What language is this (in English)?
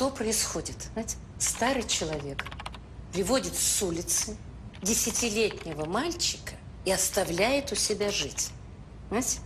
Russian